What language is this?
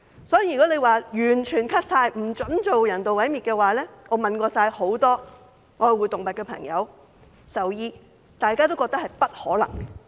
Cantonese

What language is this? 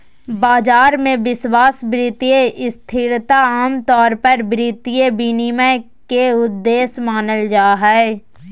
Magahi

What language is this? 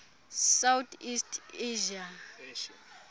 Xhosa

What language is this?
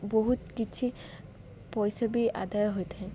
Odia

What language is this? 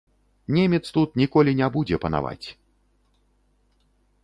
Belarusian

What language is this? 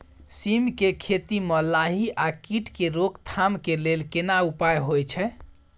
Maithili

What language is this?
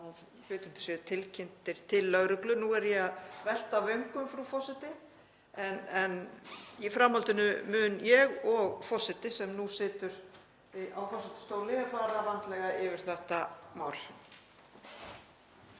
Icelandic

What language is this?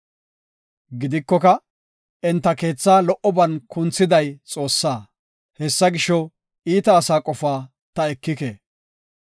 Gofa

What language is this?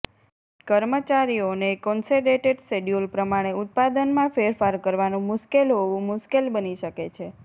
Gujarati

